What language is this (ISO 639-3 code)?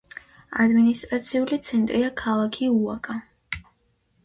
kat